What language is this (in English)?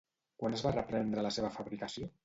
Catalan